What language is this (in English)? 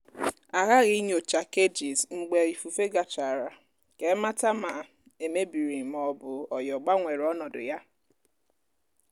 Igbo